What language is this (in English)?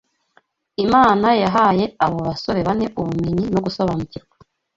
Kinyarwanda